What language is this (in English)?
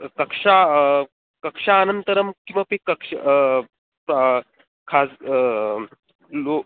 Sanskrit